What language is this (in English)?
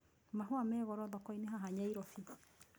Kikuyu